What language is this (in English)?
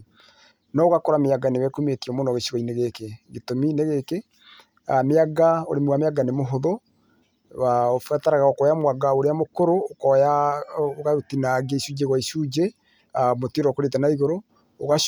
Kikuyu